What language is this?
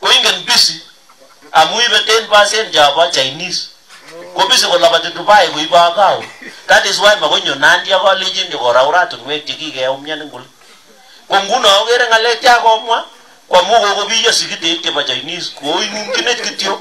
Filipino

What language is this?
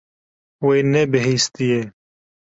Kurdish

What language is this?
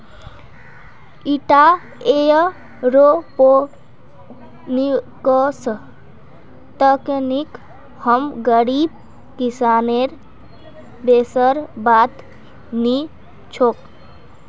Magahi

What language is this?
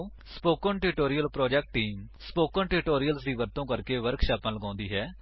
Punjabi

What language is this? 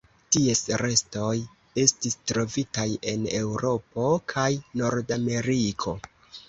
Esperanto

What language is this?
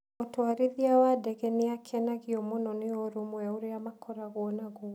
Kikuyu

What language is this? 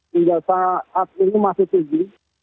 Indonesian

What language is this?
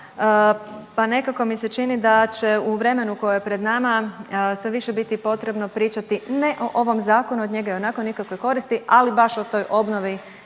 Croatian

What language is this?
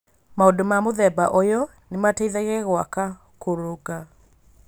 Kikuyu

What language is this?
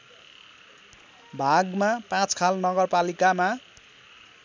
Nepali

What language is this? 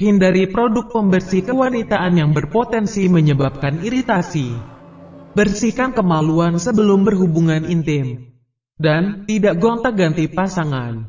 Indonesian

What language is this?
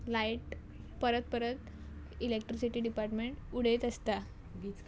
Konkani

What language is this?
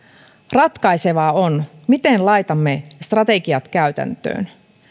Finnish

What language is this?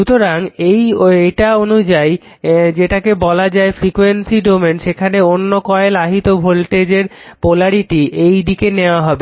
Bangla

